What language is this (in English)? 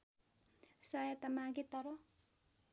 Nepali